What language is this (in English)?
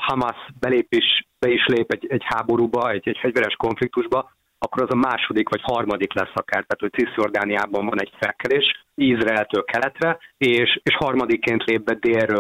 Hungarian